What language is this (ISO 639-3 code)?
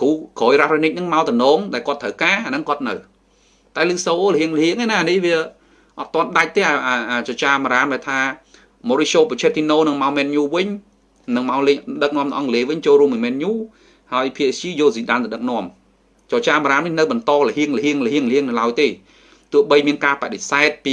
vie